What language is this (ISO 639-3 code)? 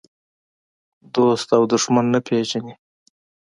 pus